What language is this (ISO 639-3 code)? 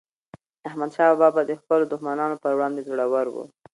pus